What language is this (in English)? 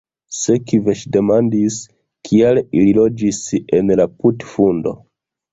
Esperanto